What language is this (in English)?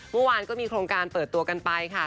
Thai